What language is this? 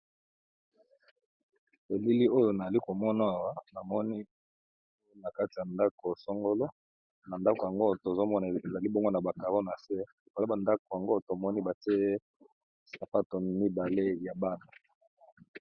Lingala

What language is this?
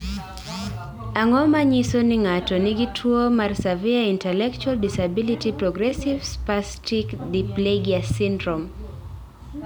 Luo (Kenya and Tanzania)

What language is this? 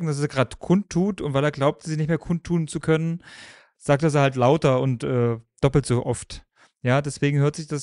German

